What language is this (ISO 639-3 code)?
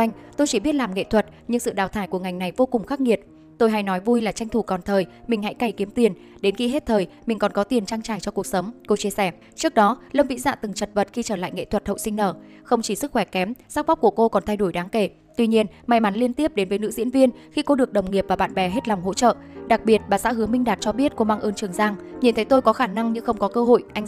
vie